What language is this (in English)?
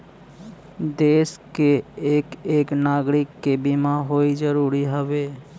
Bhojpuri